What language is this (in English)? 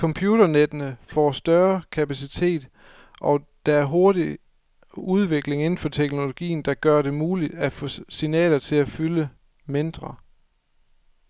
Danish